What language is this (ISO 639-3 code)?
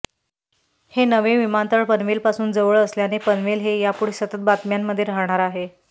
mar